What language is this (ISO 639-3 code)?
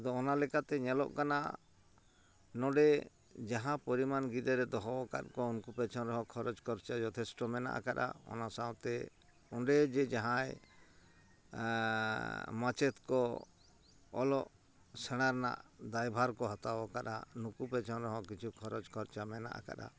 sat